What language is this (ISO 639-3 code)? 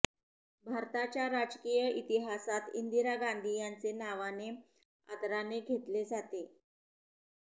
mar